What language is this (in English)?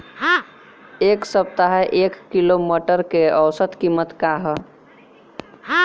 Bhojpuri